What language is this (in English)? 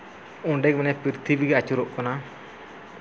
Santali